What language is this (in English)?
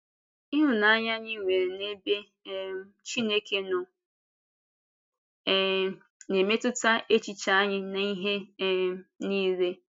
Igbo